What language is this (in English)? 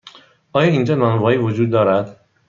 Persian